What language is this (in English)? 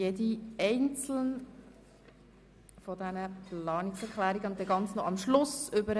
Swiss German